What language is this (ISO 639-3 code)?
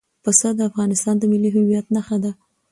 pus